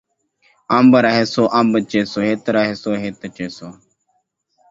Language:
Saraiki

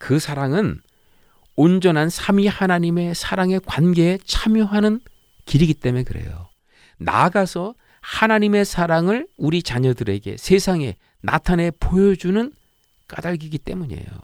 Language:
Korean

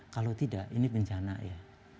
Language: Indonesian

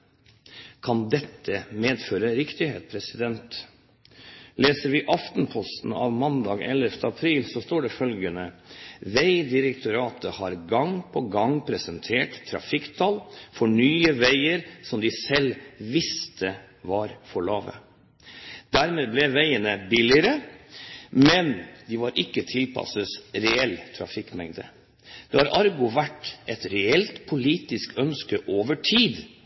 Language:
Norwegian Bokmål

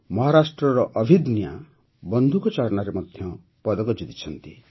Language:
Odia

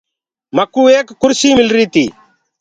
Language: Gurgula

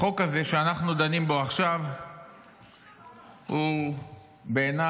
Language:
Hebrew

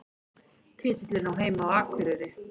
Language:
Icelandic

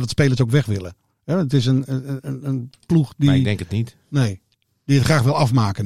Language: Dutch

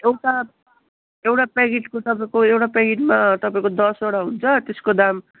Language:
Nepali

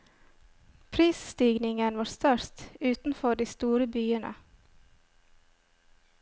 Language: Norwegian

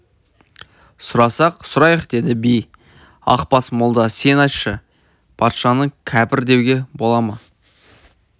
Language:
Kazakh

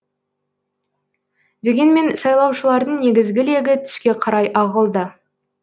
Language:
Kazakh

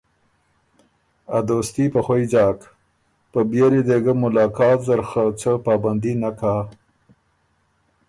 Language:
Ormuri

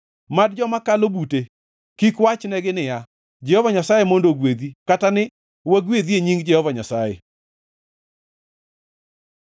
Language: Luo (Kenya and Tanzania)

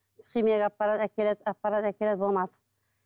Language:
Kazakh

